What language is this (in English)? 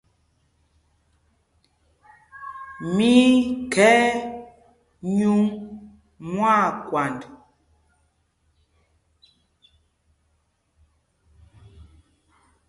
Mpumpong